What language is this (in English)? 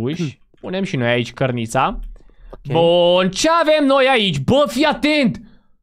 Romanian